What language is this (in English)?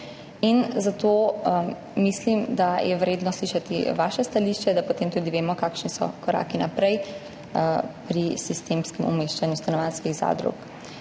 Slovenian